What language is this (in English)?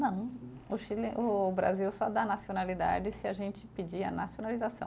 Portuguese